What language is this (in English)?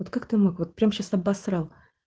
Russian